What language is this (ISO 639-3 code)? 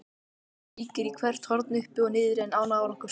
isl